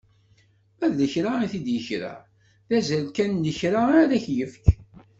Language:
Kabyle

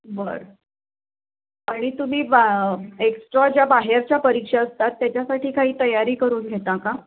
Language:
Marathi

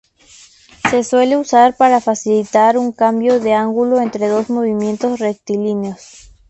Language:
Spanish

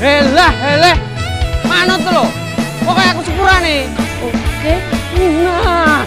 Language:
Indonesian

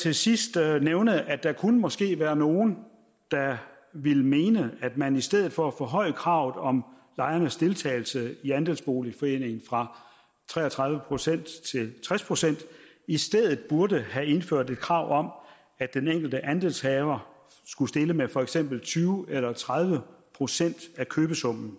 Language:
Danish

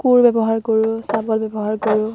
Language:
Assamese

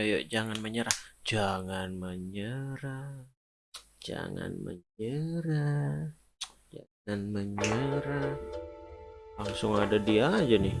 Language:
Indonesian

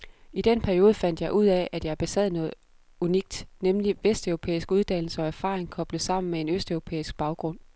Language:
Danish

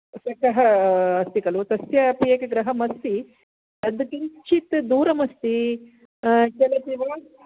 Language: Sanskrit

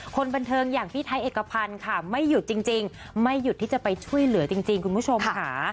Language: Thai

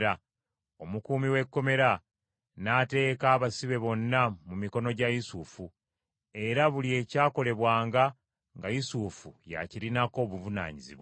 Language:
Ganda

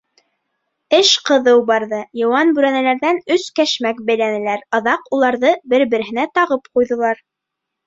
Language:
Bashkir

